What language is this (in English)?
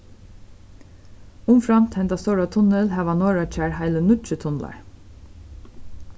Faroese